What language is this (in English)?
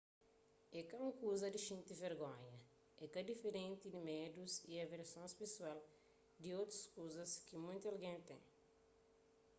Kabuverdianu